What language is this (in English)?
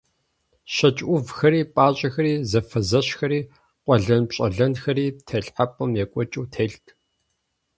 Kabardian